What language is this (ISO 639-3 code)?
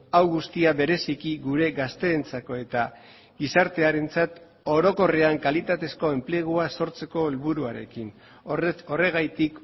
eus